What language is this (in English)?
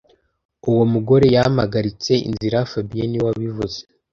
Kinyarwanda